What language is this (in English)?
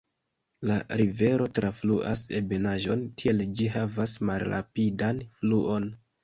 Esperanto